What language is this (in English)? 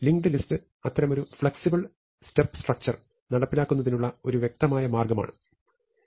Malayalam